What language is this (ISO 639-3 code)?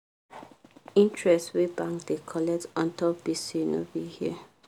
pcm